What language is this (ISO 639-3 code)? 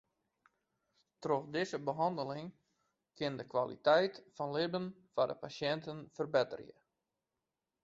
fry